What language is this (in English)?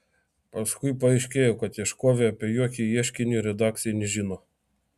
Lithuanian